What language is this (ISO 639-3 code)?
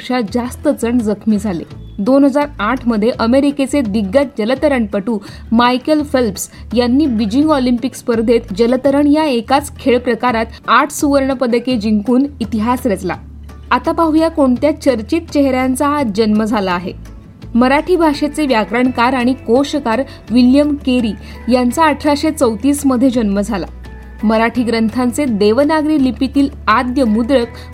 mar